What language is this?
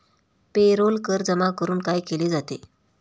Marathi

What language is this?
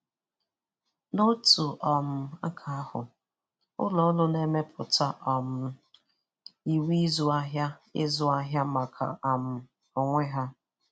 Igbo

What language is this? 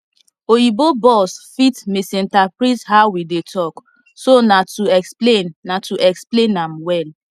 Nigerian Pidgin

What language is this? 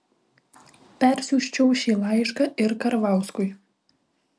Lithuanian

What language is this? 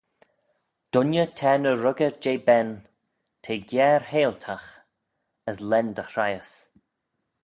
Manx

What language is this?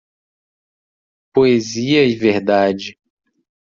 Portuguese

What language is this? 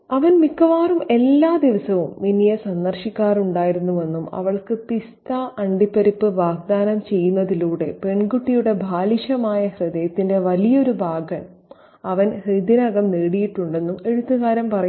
Malayalam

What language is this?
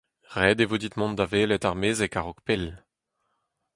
Breton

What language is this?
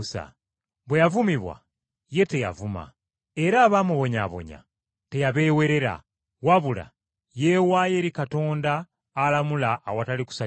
Ganda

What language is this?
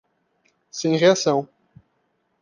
Portuguese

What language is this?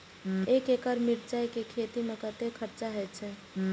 Maithili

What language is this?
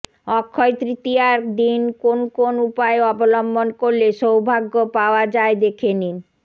Bangla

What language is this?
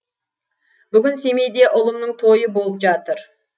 Kazakh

